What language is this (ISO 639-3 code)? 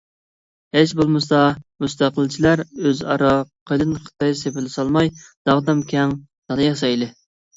uig